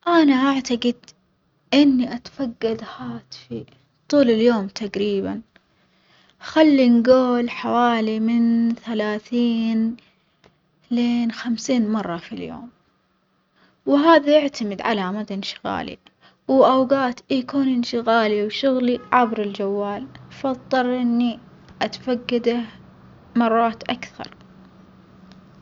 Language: Omani Arabic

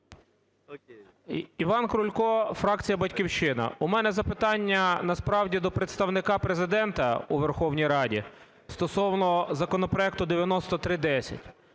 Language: Ukrainian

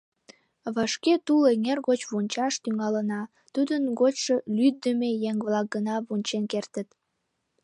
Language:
Mari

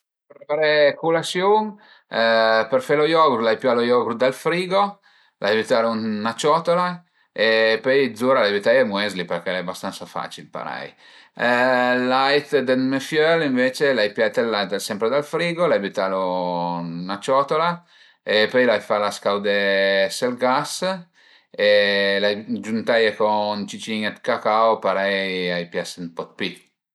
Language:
Piedmontese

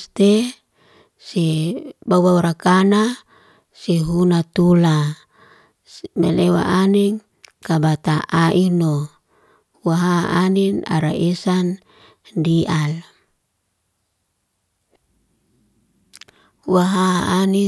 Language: Liana-Seti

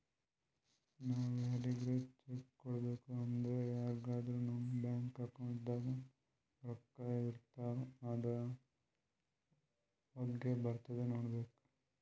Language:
Kannada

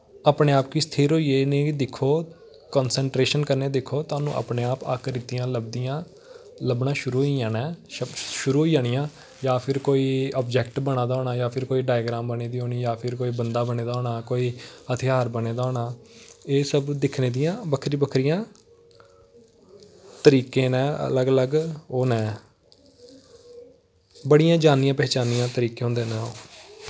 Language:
Dogri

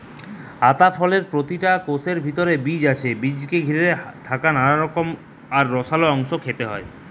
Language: Bangla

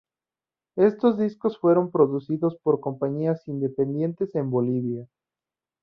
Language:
Spanish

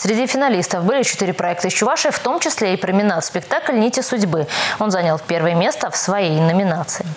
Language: Russian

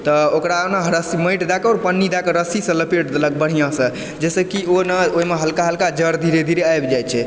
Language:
Maithili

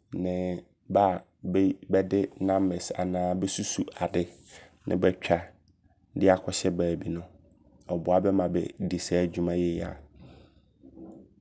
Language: Abron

